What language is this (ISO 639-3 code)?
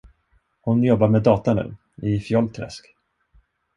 swe